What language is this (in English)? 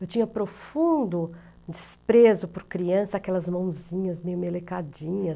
Portuguese